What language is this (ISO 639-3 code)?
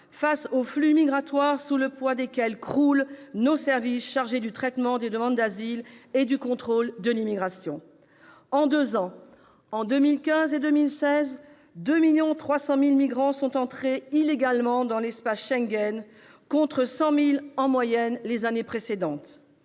fra